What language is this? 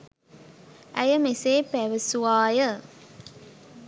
Sinhala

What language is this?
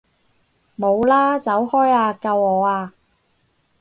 Cantonese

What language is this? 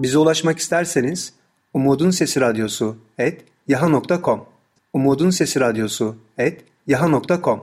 Turkish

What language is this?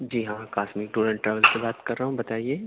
Urdu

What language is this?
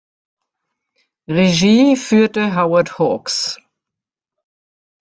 German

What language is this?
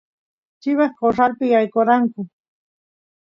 Santiago del Estero Quichua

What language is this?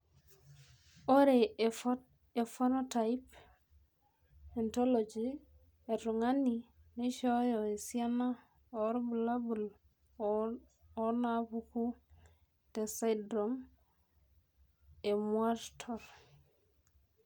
Masai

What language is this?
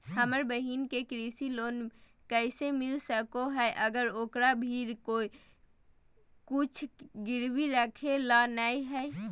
Magahi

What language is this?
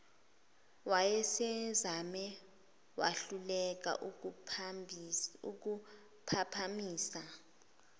Zulu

